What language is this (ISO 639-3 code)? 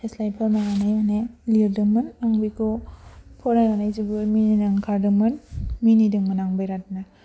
brx